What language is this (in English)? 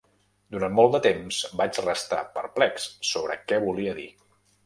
Catalan